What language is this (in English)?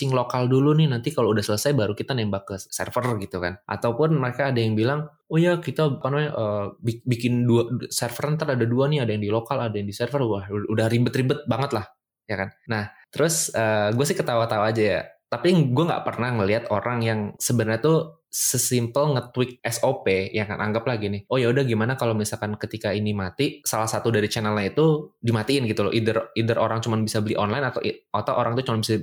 Indonesian